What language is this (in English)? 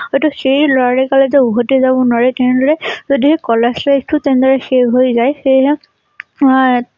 Assamese